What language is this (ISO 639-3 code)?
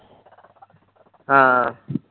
pan